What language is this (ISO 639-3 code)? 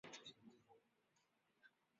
zho